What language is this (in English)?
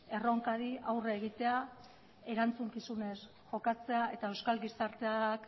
Basque